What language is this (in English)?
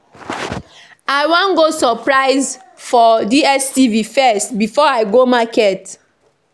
Nigerian Pidgin